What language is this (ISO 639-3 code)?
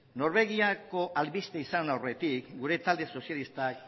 eus